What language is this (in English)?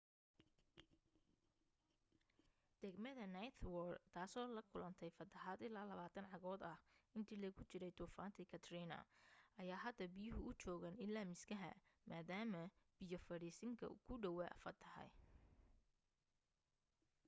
Somali